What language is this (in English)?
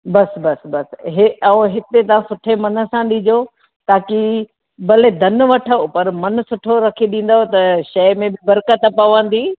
Sindhi